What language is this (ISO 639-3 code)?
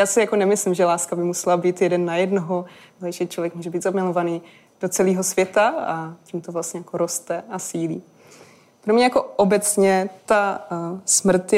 ces